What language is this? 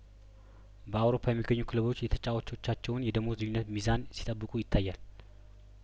Amharic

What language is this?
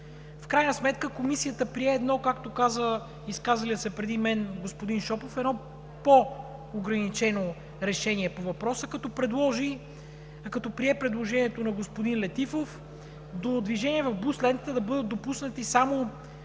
Bulgarian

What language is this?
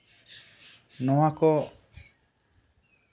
Santali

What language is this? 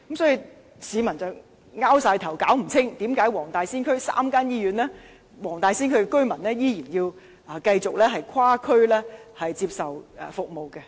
Cantonese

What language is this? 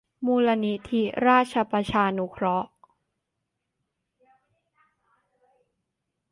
Thai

